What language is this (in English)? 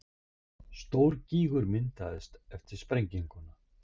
Icelandic